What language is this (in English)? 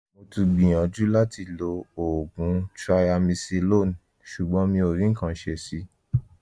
Yoruba